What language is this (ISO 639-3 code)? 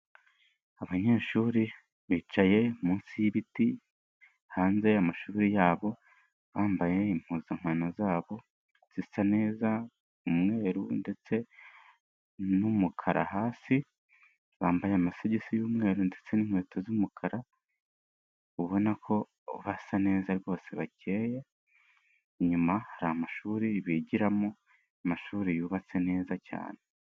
kin